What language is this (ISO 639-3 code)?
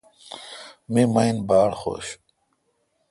xka